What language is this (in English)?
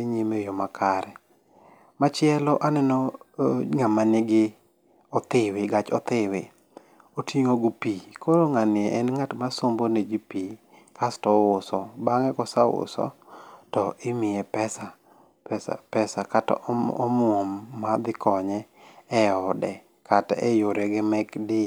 Luo (Kenya and Tanzania)